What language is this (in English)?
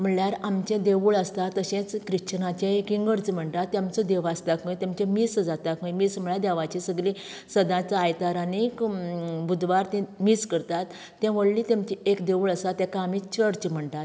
Konkani